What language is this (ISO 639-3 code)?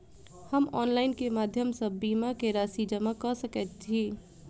mai